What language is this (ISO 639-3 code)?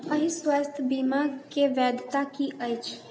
mai